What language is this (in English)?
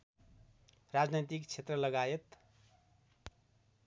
Nepali